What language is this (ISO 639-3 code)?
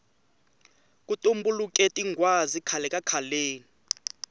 tso